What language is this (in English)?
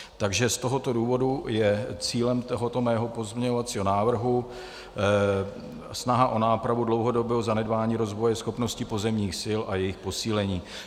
Czech